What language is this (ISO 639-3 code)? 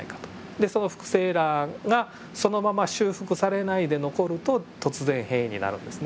jpn